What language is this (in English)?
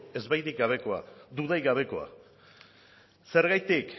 Basque